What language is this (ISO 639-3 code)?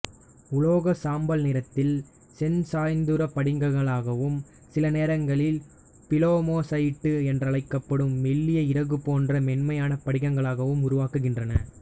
tam